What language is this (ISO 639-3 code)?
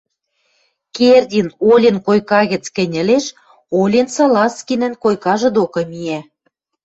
mrj